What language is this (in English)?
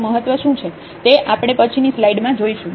Gujarati